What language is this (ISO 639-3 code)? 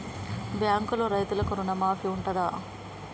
tel